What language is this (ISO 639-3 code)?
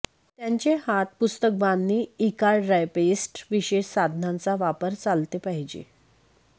mar